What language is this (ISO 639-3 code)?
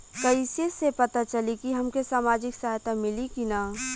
bho